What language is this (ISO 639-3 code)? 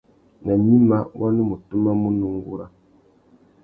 bag